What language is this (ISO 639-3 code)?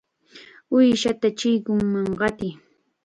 qxa